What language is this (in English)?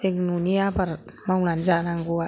Bodo